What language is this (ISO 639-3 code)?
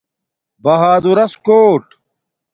dmk